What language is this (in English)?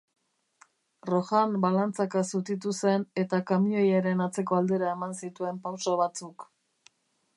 Basque